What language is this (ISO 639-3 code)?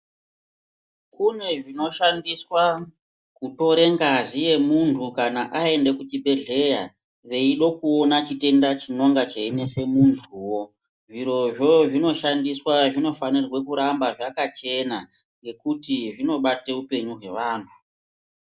ndc